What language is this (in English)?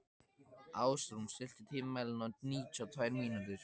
Icelandic